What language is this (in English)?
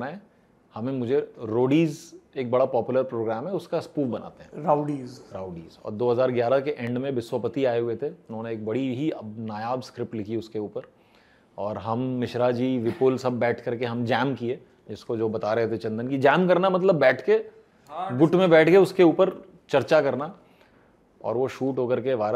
Hindi